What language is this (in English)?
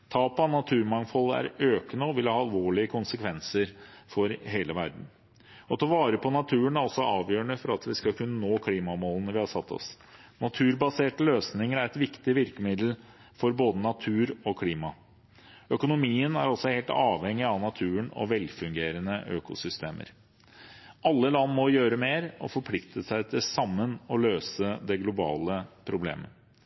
Norwegian Bokmål